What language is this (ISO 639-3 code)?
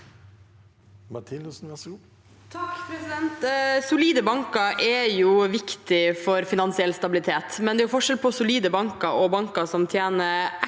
nor